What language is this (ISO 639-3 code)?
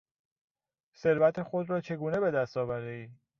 fas